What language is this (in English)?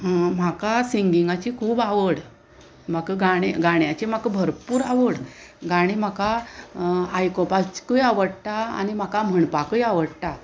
Konkani